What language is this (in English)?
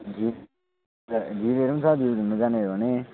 Nepali